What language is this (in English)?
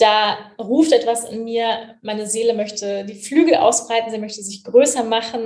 German